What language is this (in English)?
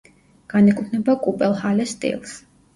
Georgian